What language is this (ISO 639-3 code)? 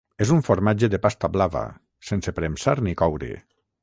cat